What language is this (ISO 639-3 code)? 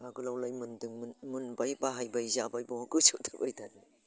brx